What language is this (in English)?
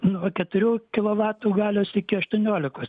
Lithuanian